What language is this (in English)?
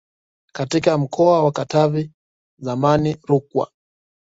Swahili